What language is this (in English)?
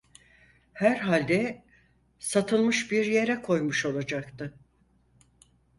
Turkish